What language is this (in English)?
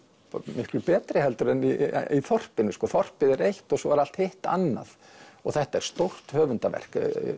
Icelandic